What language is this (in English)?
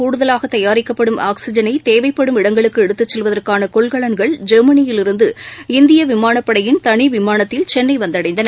Tamil